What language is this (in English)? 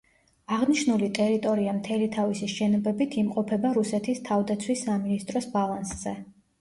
Georgian